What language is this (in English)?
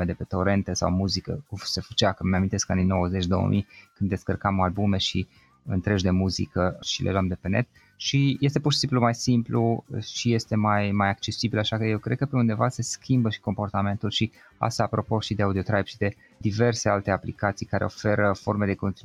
Romanian